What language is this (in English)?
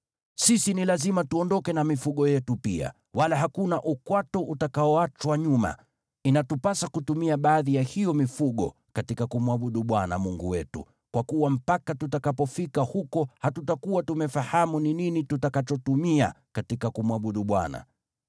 Swahili